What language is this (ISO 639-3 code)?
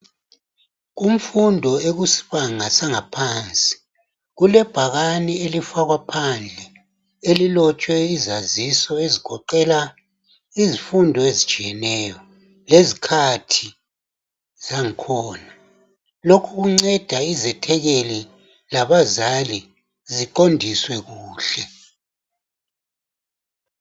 nde